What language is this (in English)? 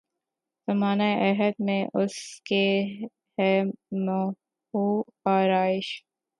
Urdu